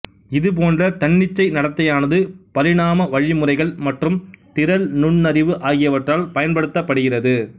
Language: Tamil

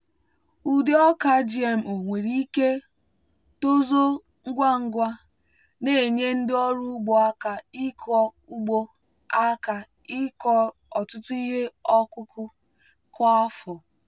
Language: Igbo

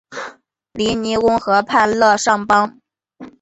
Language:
Chinese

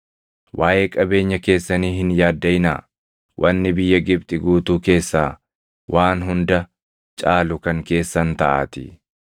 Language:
Oromo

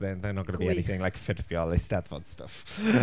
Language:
Welsh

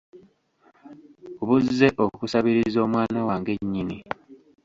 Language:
Ganda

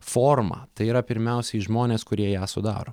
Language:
Lithuanian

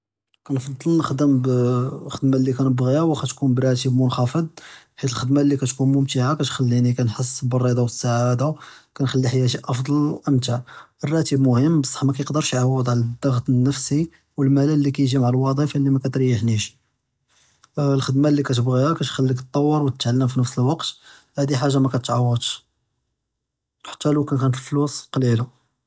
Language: Judeo-Arabic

